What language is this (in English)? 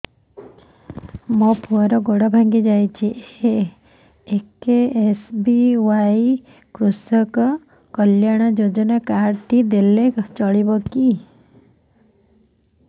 Odia